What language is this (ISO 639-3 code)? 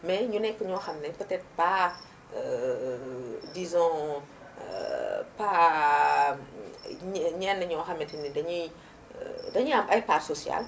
wol